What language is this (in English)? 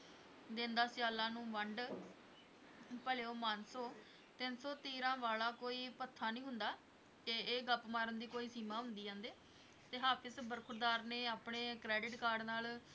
Punjabi